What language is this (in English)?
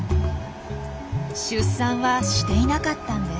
Japanese